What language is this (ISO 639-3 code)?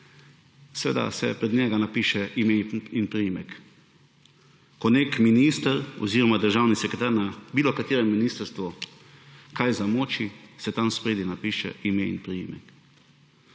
slv